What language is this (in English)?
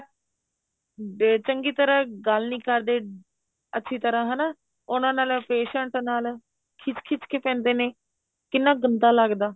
Punjabi